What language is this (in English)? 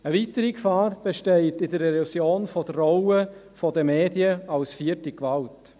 Swiss German